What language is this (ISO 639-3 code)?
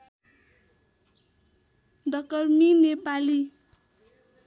nep